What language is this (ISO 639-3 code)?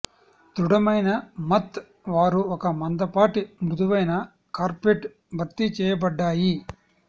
tel